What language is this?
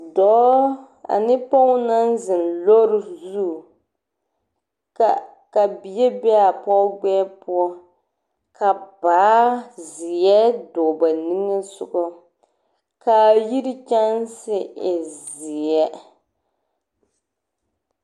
Southern Dagaare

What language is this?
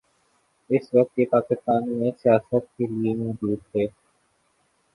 Urdu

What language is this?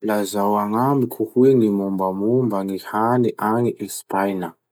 Masikoro Malagasy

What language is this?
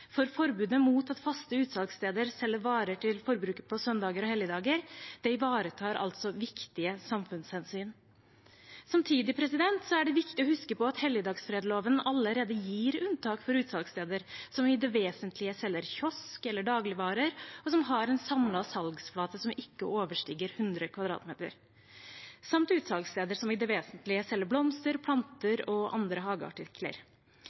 Norwegian Bokmål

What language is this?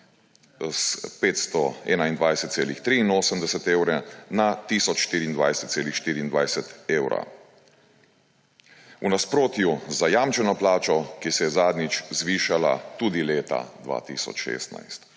Slovenian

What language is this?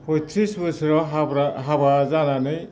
Bodo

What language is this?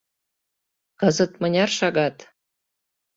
Mari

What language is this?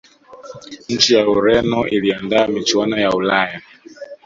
Swahili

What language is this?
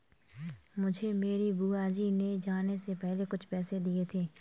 Hindi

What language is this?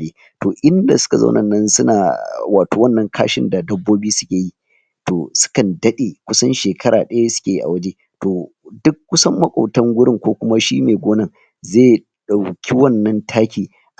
Hausa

